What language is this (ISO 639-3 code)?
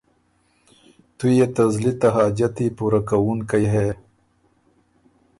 oru